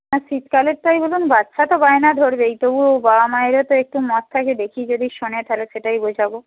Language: Bangla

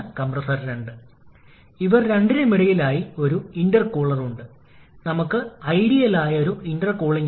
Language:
Malayalam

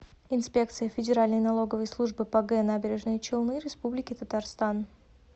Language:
Russian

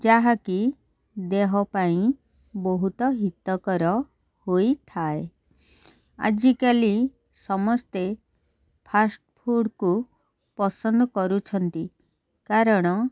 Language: Odia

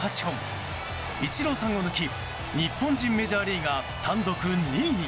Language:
Japanese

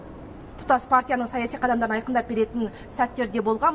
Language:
Kazakh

